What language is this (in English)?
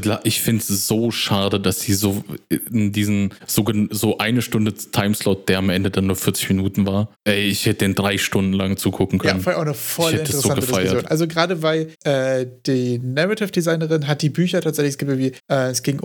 German